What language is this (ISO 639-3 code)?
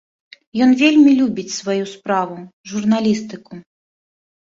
bel